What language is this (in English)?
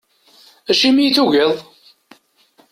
Kabyle